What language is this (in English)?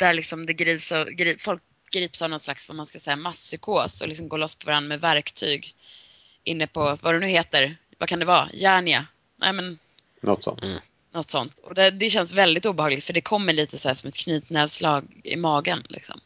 Swedish